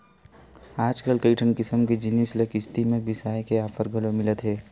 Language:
Chhattisgarhi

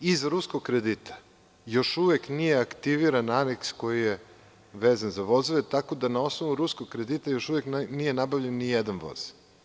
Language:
Serbian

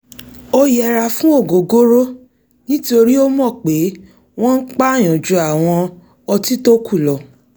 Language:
Yoruba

